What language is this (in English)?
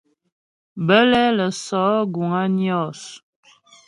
Ghomala